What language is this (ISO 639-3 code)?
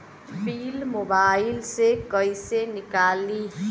bho